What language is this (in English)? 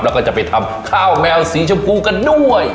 Thai